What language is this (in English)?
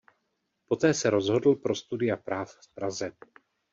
Czech